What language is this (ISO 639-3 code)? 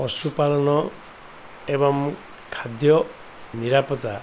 ori